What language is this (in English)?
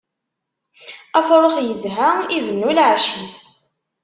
Kabyle